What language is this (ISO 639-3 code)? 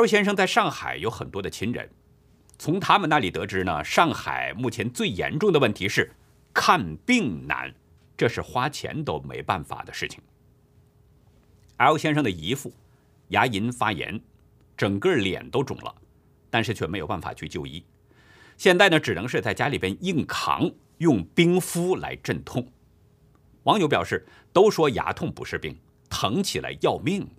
zho